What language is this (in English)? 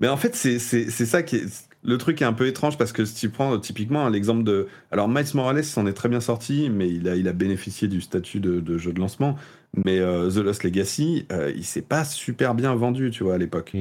French